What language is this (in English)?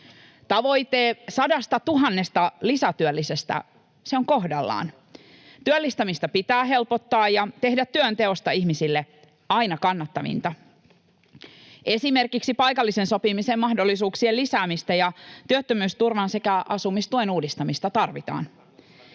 Finnish